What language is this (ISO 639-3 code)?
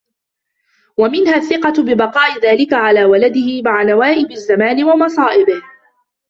ara